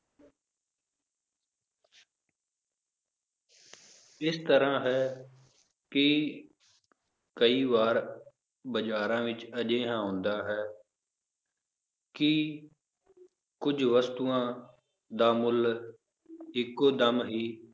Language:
Punjabi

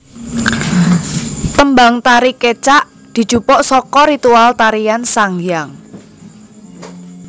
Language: Javanese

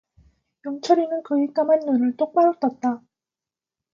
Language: Korean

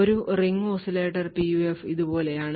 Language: Malayalam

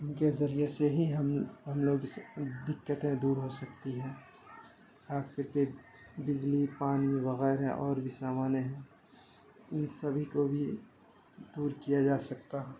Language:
Urdu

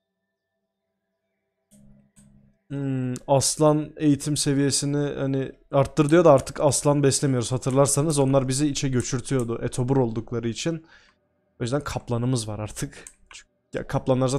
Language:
Turkish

